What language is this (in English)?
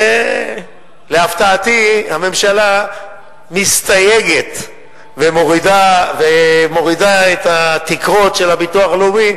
Hebrew